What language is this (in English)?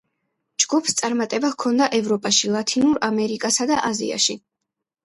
Georgian